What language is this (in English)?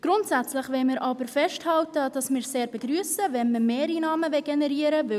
Swiss German